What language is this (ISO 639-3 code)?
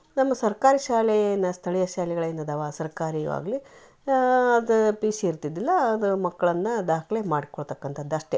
kan